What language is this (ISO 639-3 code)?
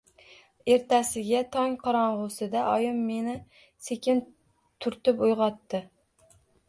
uzb